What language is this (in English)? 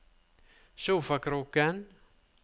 Norwegian